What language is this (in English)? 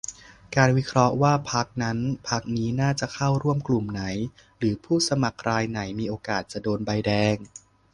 Thai